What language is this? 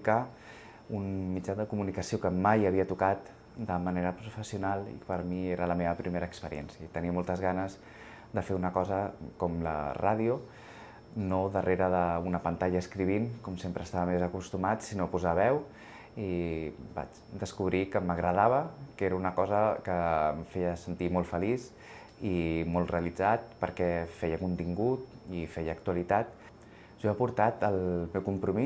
Catalan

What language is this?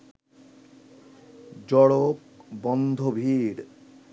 Bangla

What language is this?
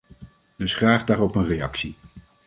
Dutch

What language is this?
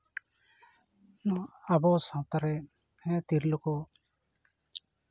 Santali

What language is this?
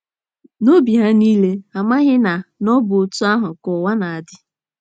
Igbo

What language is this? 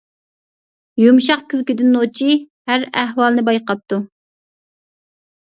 Uyghur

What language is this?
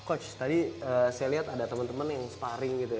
Indonesian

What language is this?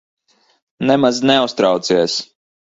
Latvian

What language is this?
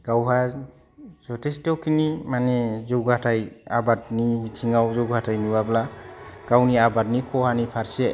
Bodo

